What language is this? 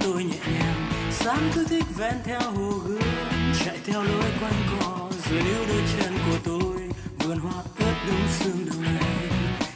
Vietnamese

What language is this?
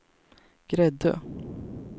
Swedish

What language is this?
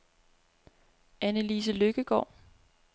Danish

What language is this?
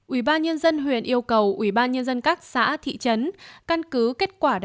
Vietnamese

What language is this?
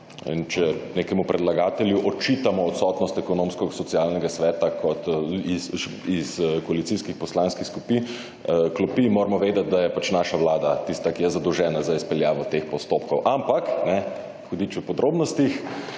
Slovenian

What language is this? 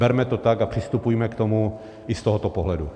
Czech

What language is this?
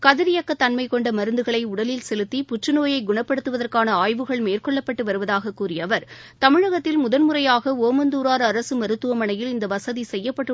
Tamil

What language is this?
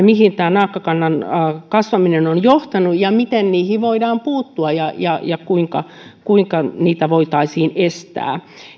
Finnish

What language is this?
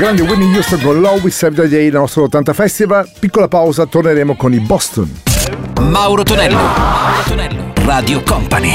Italian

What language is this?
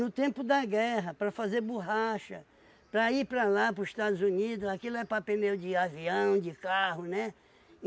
Portuguese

